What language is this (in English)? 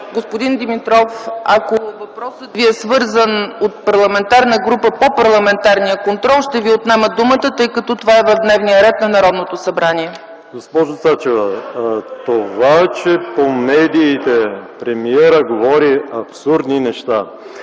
Bulgarian